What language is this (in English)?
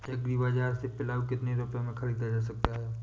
Hindi